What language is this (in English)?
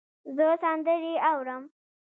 Pashto